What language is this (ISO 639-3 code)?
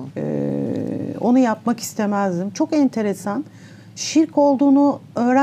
tur